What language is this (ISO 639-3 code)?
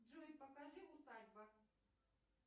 rus